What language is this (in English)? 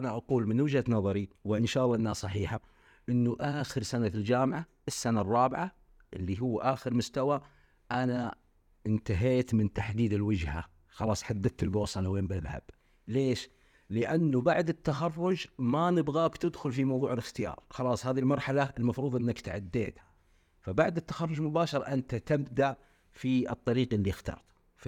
Arabic